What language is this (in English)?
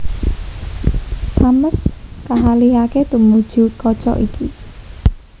Javanese